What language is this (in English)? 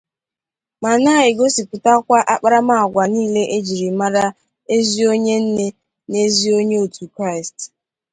Igbo